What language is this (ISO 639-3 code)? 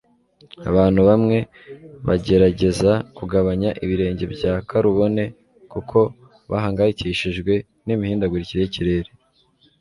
kin